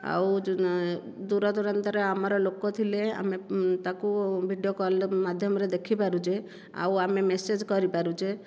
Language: Odia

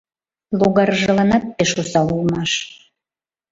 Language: Mari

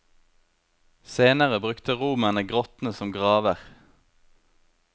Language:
Norwegian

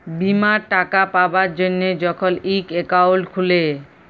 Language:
Bangla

